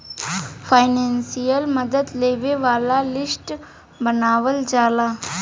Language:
Bhojpuri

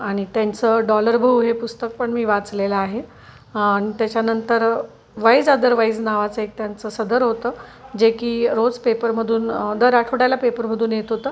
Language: Marathi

